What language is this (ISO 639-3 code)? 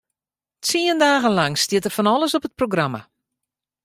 fry